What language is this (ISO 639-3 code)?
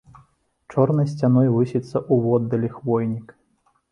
bel